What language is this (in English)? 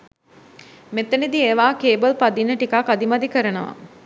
Sinhala